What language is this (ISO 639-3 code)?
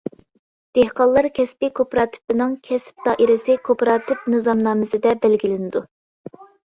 uig